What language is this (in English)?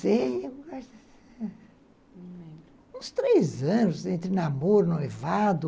Portuguese